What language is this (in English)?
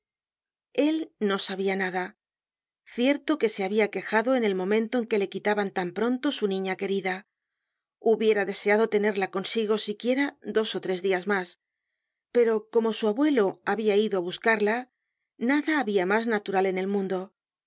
Spanish